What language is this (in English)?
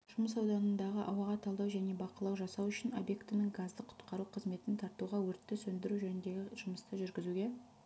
Kazakh